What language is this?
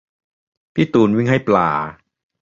Thai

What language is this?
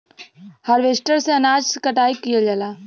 Bhojpuri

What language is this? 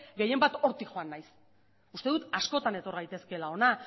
Basque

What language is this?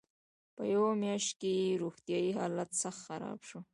Pashto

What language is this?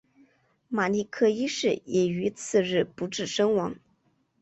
Chinese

